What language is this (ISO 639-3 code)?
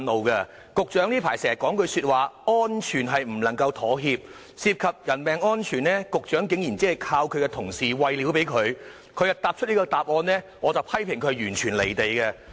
yue